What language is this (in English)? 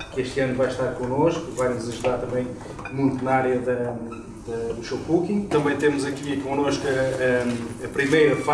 Portuguese